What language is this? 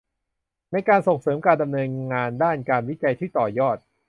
Thai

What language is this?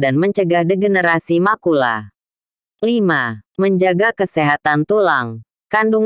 Indonesian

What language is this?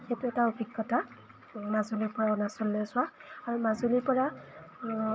Assamese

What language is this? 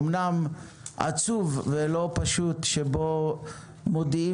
Hebrew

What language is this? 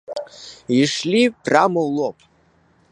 Belarusian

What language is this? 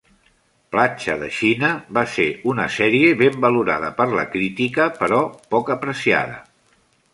Catalan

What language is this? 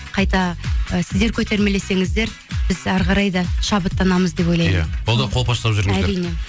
Kazakh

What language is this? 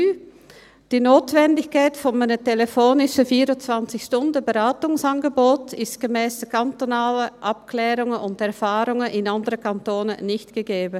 Swiss German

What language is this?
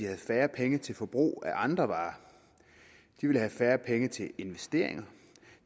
Danish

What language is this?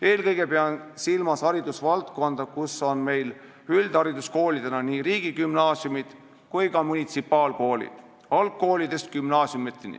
Estonian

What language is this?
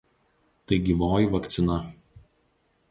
Lithuanian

